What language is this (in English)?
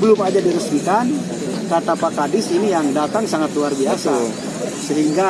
Indonesian